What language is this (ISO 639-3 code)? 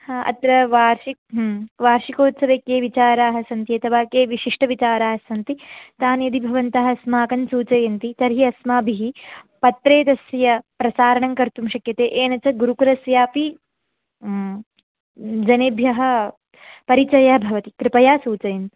san